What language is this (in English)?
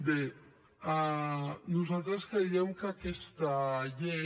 Catalan